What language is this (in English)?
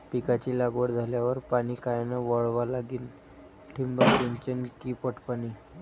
Marathi